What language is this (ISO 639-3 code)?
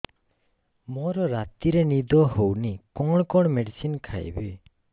ori